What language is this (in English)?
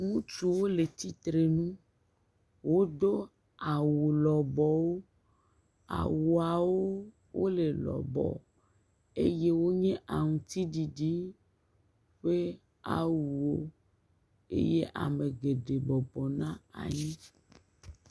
Ewe